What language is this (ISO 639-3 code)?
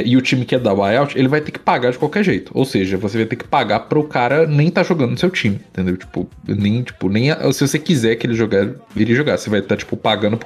por